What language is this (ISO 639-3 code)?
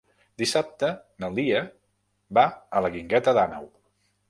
cat